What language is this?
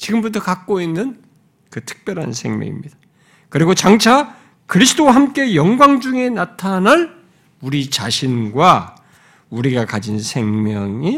Korean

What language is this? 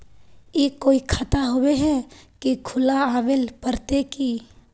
Magahi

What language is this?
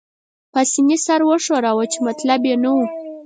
Pashto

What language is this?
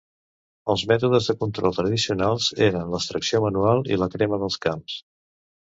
Catalan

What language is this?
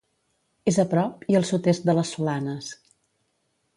Catalan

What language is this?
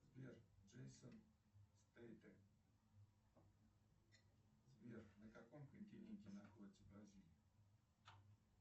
Russian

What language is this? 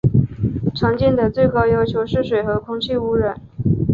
Chinese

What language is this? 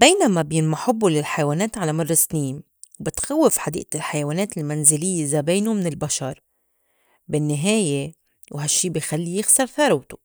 North Levantine Arabic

